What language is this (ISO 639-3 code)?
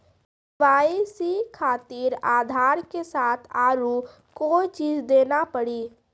mai